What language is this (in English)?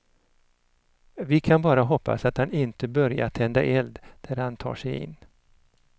Swedish